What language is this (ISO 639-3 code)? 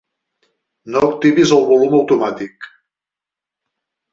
cat